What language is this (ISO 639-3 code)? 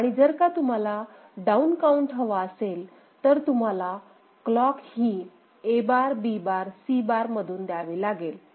mar